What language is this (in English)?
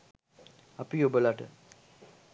Sinhala